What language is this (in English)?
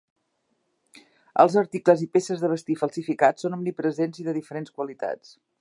Catalan